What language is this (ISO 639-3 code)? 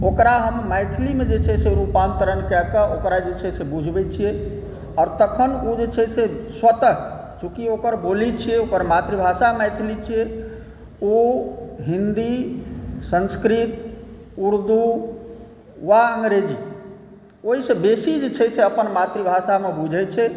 mai